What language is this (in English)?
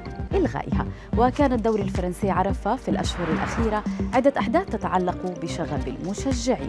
Arabic